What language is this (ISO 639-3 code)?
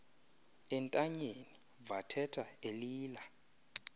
xho